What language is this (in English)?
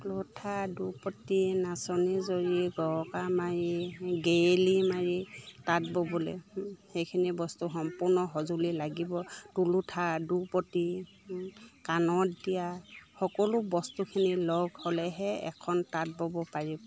Assamese